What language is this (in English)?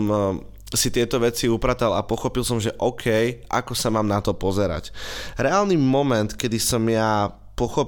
Slovak